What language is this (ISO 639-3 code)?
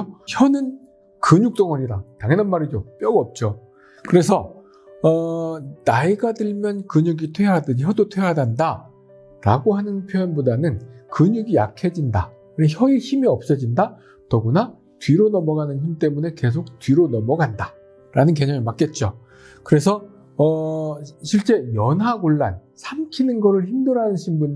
kor